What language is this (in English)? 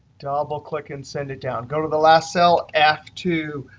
English